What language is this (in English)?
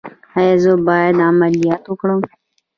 Pashto